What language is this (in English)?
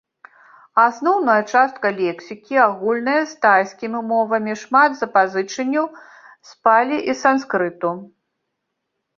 Belarusian